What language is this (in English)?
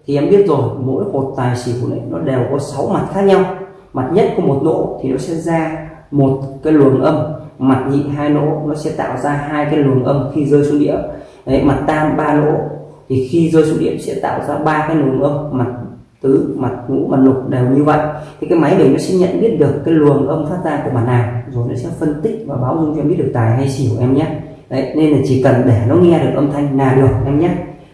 Vietnamese